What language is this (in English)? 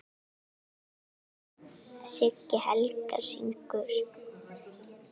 Icelandic